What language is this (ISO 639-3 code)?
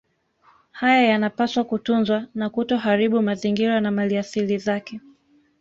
swa